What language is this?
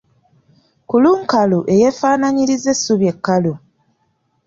Ganda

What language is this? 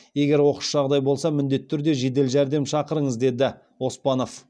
Kazakh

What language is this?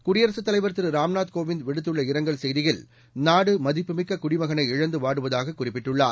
Tamil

